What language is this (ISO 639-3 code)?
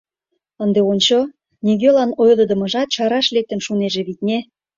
chm